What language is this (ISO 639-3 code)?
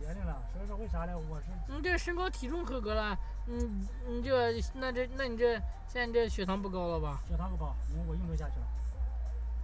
zho